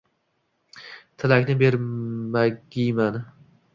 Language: Uzbek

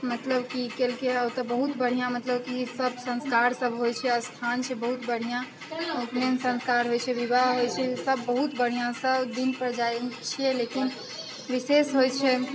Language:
Maithili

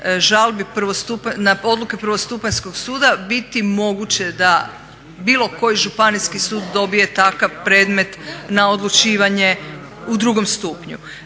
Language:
Croatian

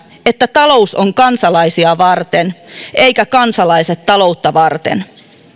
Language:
Finnish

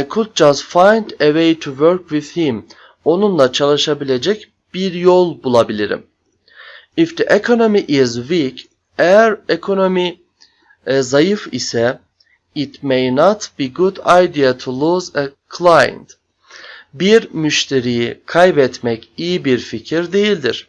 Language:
Turkish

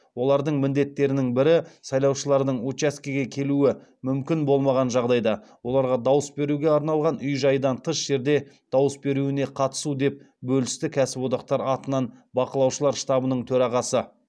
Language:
Kazakh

